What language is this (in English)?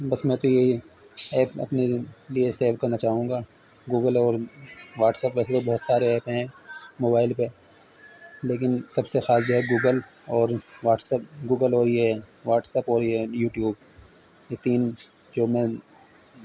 Urdu